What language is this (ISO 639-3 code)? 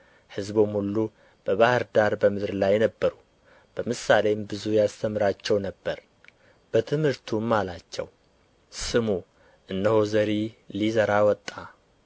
amh